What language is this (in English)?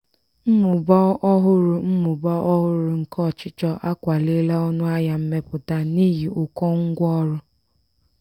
Igbo